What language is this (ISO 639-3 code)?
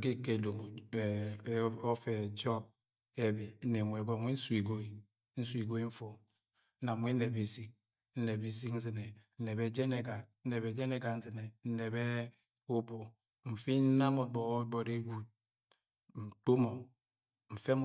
yay